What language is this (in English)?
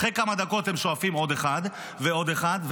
Hebrew